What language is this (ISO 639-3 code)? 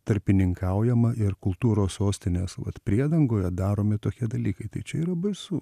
lit